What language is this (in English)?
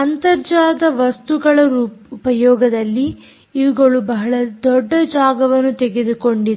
Kannada